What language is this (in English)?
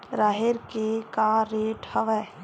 Chhattisgarhi